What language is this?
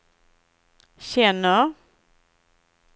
Swedish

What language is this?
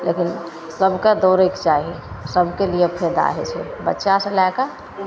Maithili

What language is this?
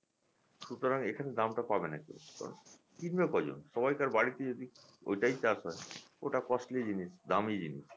Bangla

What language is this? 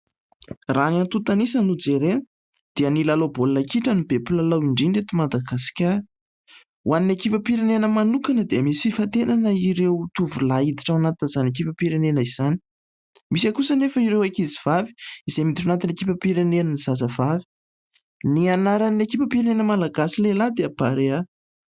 Malagasy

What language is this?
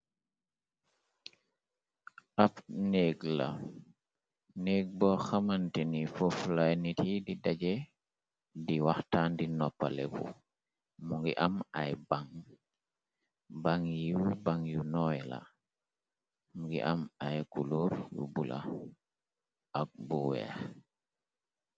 Wolof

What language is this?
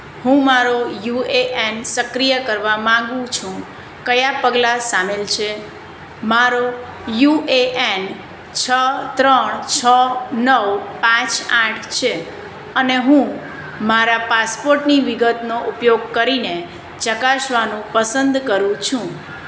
Gujarati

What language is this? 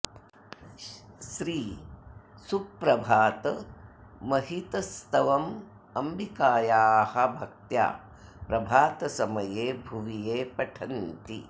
Sanskrit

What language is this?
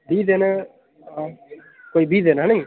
Dogri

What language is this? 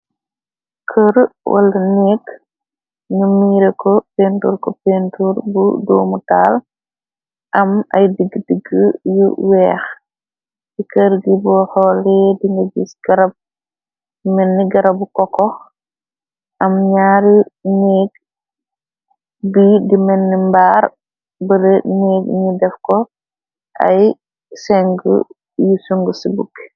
Wolof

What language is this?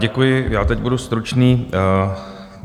Czech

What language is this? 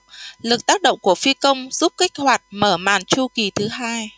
Vietnamese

